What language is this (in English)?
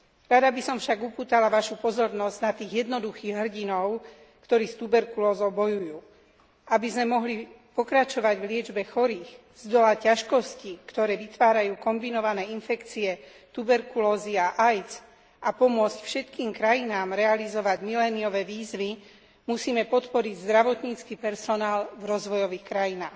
Slovak